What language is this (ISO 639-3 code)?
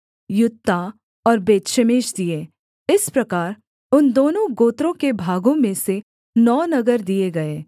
hin